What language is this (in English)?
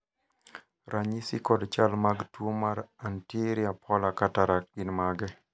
Luo (Kenya and Tanzania)